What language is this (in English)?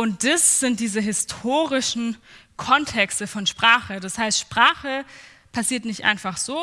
German